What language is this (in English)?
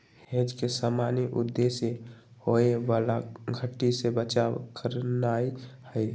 Magahi